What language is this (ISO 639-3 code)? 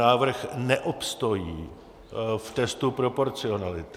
ces